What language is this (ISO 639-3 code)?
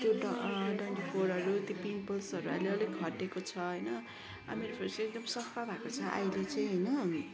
nep